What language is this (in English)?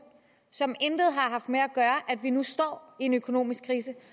Danish